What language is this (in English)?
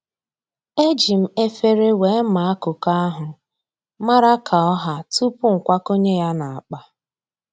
Igbo